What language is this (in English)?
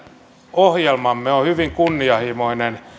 Finnish